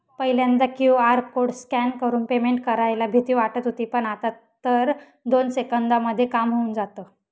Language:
Marathi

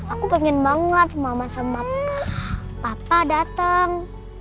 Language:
Indonesian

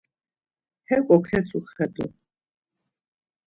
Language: Laz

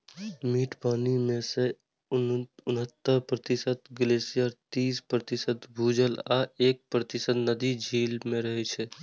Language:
Maithili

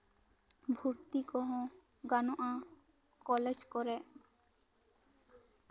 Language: Santali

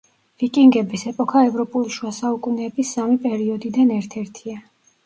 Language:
Georgian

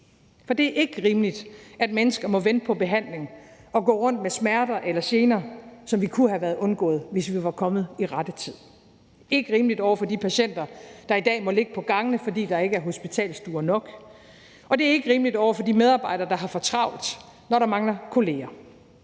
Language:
Danish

